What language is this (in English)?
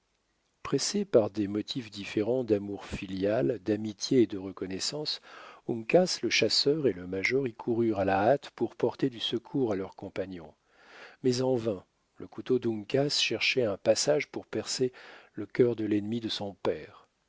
French